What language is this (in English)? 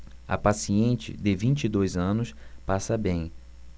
Portuguese